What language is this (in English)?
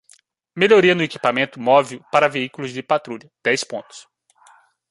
Portuguese